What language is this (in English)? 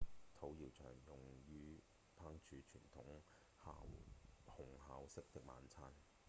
Cantonese